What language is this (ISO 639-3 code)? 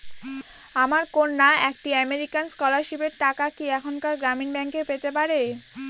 ben